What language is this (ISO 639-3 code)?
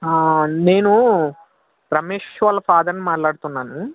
tel